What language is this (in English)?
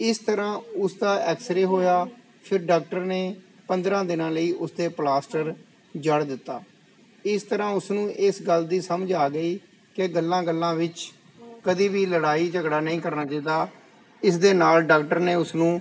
Punjabi